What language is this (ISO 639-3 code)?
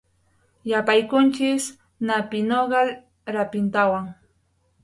qux